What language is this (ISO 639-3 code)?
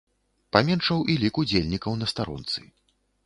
bel